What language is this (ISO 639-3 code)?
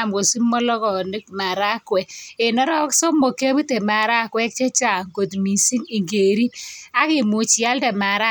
kln